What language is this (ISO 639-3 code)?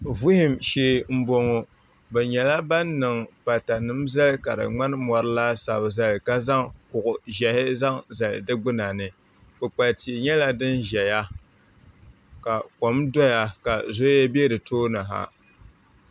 dag